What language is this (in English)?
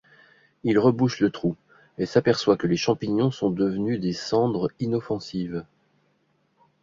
French